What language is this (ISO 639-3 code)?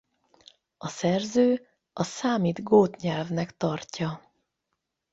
hun